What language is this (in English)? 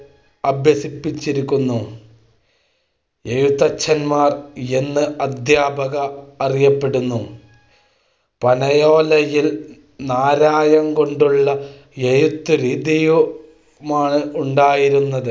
Malayalam